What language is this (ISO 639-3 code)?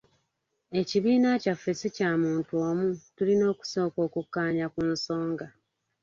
lug